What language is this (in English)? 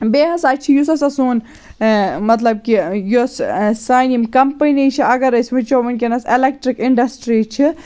Kashmiri